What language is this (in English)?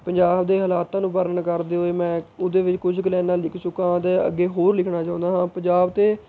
Punjabi